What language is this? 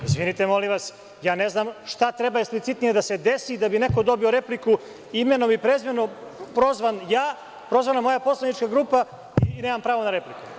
Serbian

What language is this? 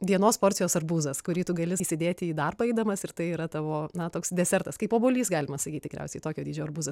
Lithuanian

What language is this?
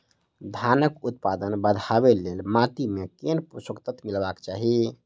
Maithili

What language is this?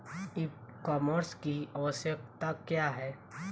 Bhojpuri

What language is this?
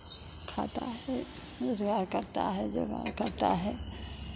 Hindi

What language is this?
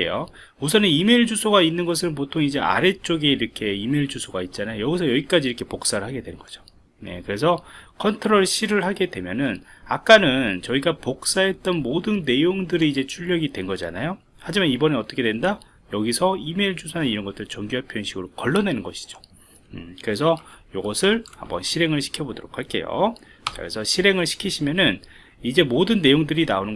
Korean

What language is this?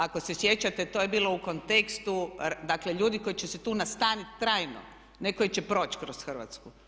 Croatian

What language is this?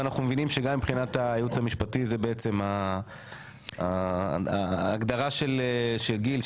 Hebrew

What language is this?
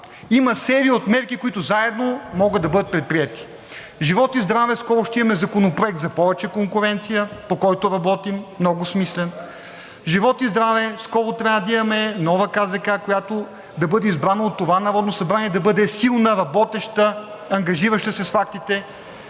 Bulgarian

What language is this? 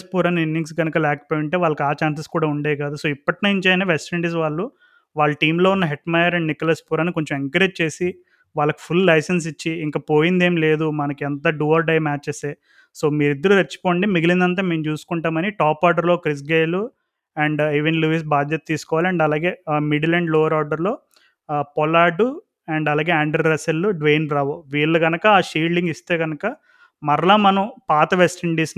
Telugu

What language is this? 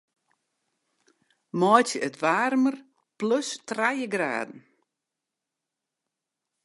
Western Frisian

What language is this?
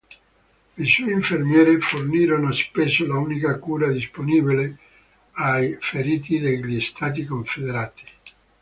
Italian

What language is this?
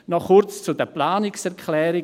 Swiss German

